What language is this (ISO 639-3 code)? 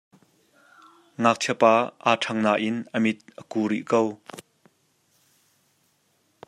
cnh